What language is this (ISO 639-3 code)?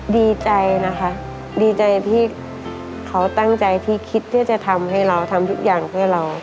tha